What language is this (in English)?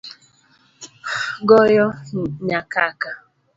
Luo (Kenya and Tanzania)